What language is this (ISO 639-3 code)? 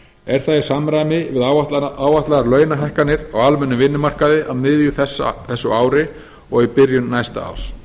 isl